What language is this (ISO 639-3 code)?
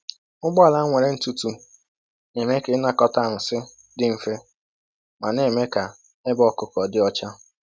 ibo